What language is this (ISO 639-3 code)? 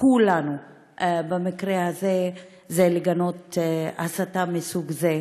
heb